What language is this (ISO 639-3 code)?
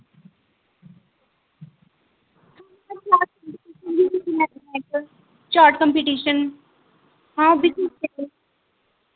doi